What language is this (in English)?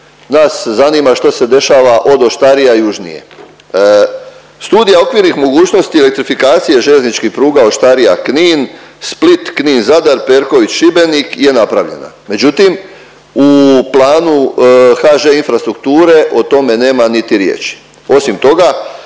Croatian